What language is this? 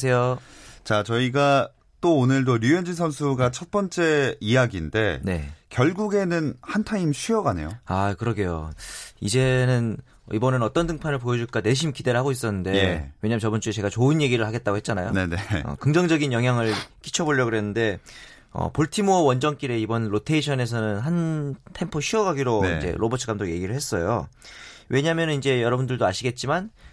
Korean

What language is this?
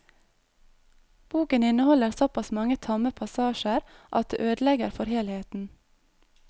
Norwegian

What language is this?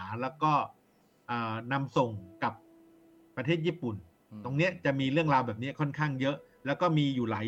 Thai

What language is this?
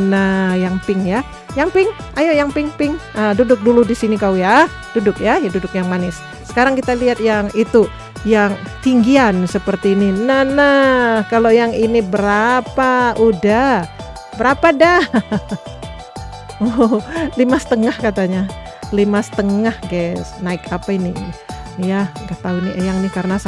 Indonesian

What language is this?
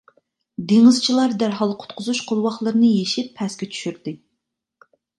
Uyghur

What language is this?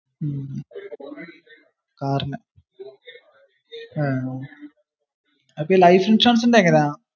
Malayalam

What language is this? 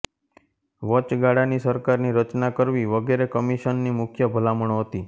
Gujarati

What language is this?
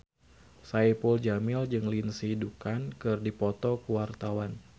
Sundanese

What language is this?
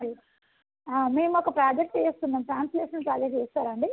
Telugu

